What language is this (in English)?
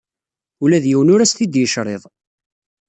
Kabyle